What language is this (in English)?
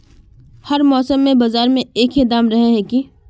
Magahi